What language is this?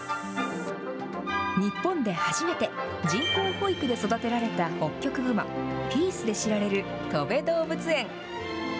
Japanese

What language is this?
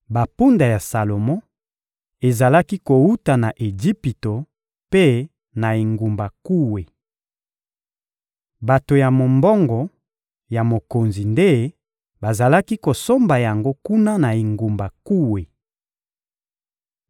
Lingala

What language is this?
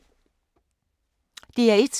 Danish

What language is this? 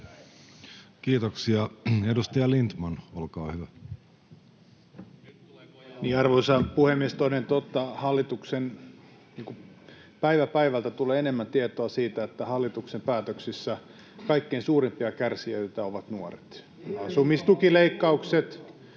Finnish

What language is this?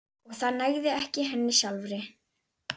Icelandic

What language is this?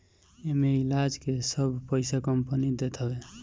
Bhojpuri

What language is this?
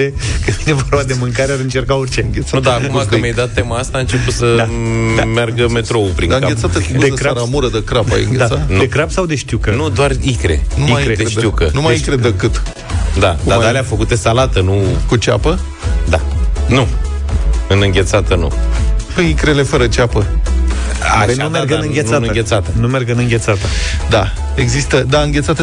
Romanian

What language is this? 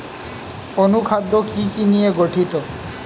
Bangla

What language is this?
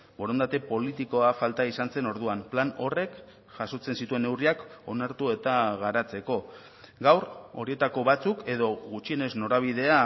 Basque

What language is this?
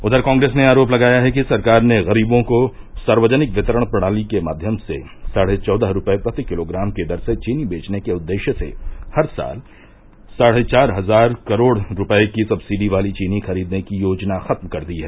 Hindi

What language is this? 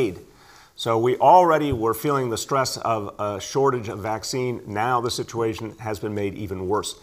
Romanian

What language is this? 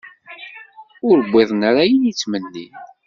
Kabyle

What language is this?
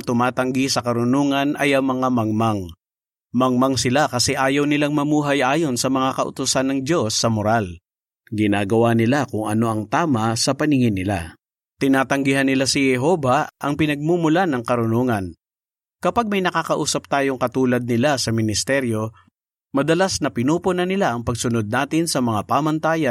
Filipino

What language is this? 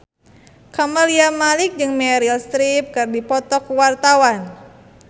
Sundanese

